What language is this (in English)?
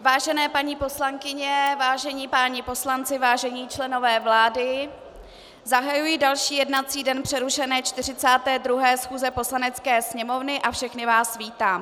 Czech